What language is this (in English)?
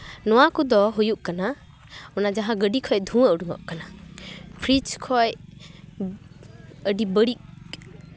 Santali